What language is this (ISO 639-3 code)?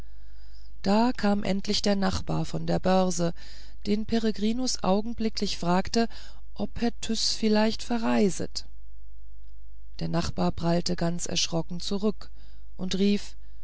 deu